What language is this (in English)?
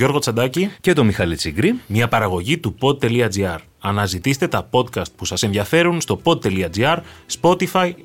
Greek